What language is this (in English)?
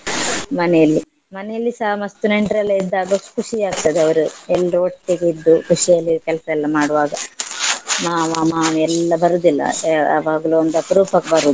Kannada